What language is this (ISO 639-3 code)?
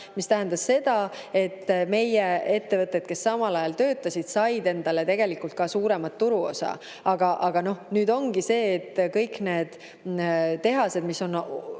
est